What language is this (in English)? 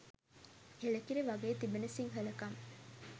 Sinhala